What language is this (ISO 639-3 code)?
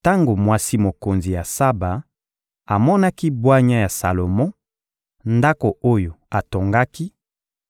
lin